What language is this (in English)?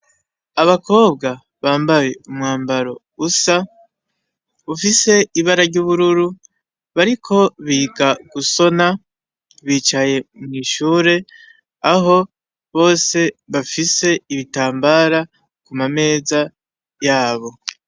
Rundi